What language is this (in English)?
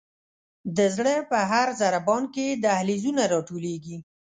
Pashto